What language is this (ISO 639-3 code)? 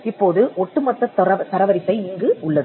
tam